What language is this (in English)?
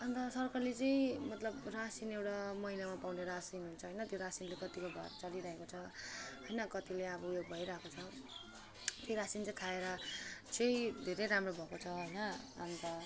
Nepali